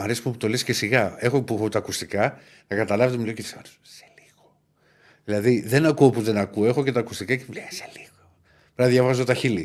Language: Greek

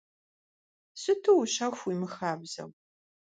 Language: Kabardian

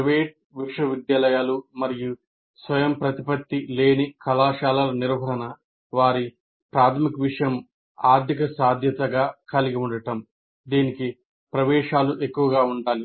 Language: Telugu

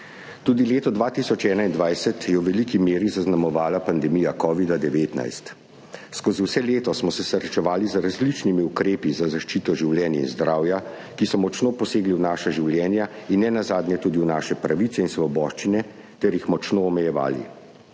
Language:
Slovenian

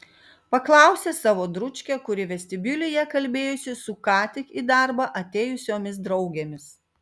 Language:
Lithuanian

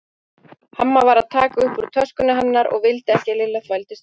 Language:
Icelandic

